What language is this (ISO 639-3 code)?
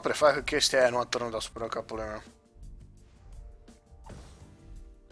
ron